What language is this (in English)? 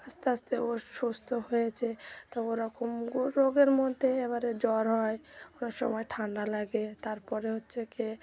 Bangla